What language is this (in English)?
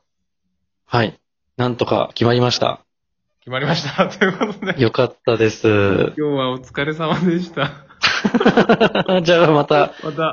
Japanese